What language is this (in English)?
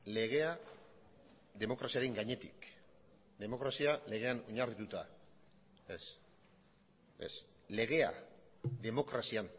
Basque